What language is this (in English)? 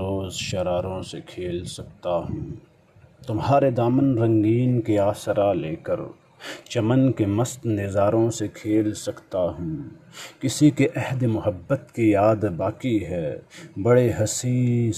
Urdu